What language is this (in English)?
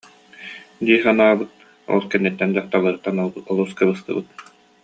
Yakut